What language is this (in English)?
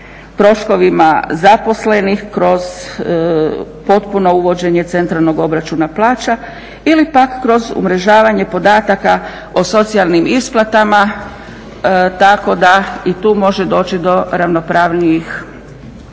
Croatian